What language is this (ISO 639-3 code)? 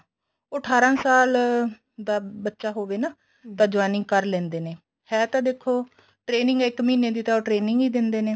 pan